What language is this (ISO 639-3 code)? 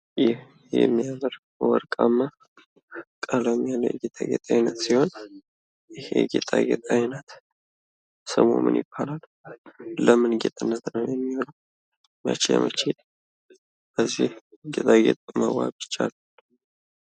amh